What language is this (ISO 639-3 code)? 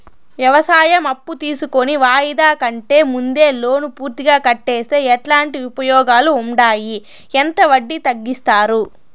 tel